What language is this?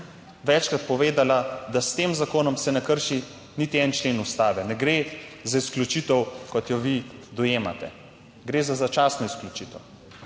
Slovenian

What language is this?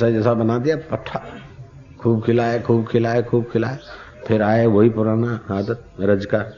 Hindi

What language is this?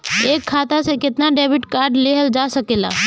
Bhojpuri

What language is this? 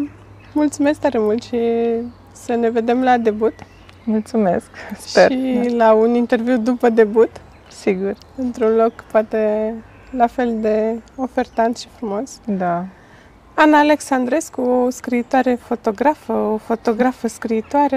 Romanian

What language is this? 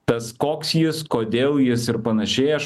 Lithuanian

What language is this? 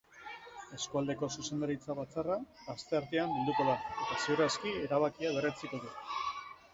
Basque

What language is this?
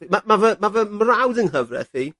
Welsh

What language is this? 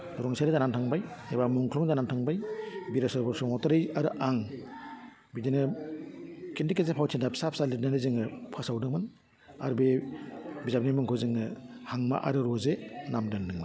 Bodo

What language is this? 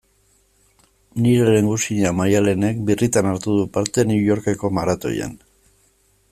Basque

